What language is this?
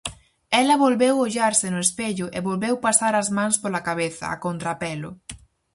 Galician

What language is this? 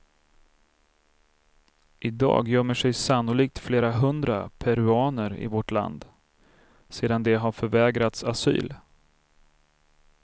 Swedish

